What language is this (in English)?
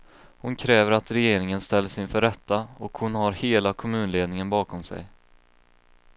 Swedish